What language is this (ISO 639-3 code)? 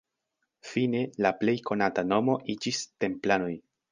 epo